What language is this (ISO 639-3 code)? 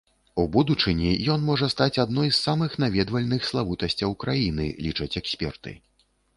bel